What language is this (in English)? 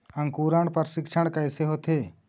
Chhattisgarhi